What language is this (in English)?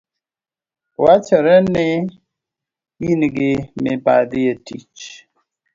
Luo (Kenya and Tanzania)